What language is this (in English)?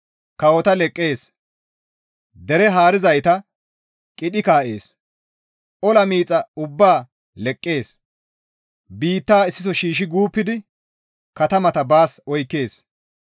Gamo